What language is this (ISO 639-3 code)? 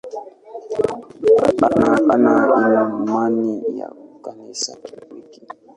swa